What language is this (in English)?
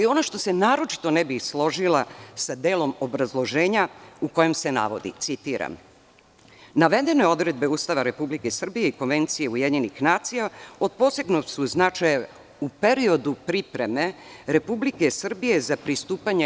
Serbian